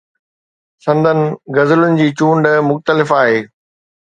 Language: Sindhi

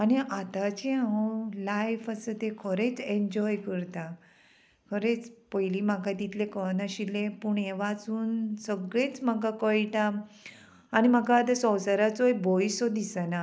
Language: Konkani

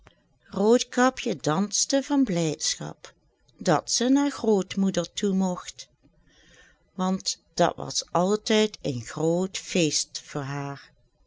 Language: Dutch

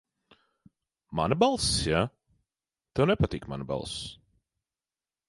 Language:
Latvian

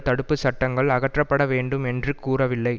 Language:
Tamil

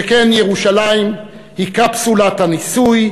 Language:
Hebrew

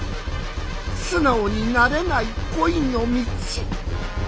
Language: Japanese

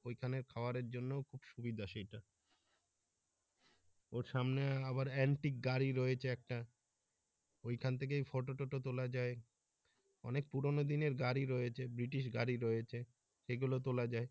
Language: Bangla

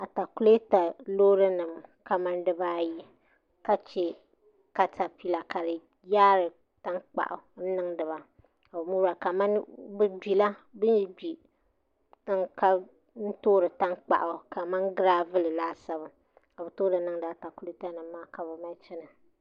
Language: Dagbani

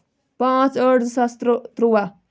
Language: Kashmiri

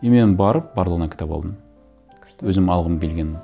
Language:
Kazakh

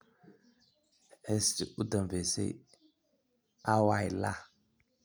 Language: Somali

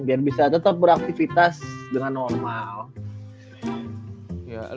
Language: Indonesian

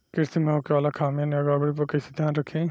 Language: Bhojpuri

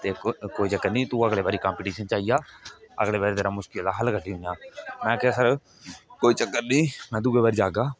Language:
Dogri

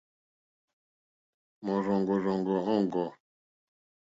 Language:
Mokpwe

